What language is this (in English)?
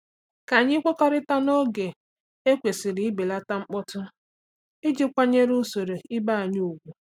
Igbo